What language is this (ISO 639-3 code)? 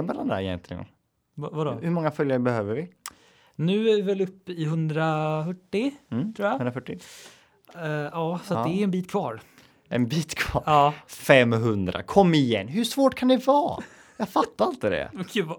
swe